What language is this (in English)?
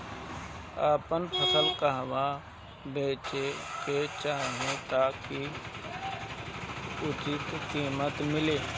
Bhojpuri